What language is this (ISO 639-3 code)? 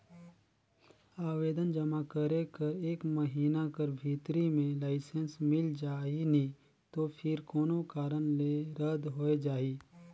hne